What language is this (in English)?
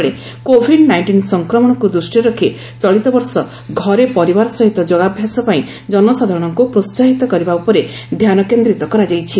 Odia